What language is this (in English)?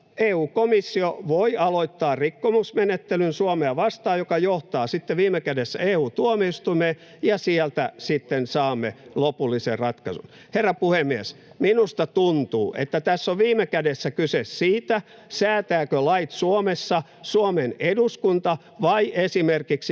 Finnish